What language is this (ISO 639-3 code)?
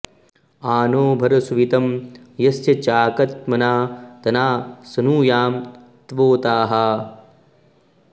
san